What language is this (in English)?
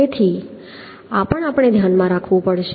Gujarati